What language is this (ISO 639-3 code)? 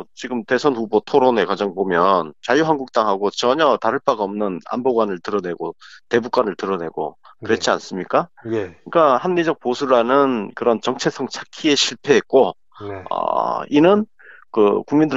kor